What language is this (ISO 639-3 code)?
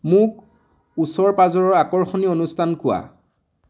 asm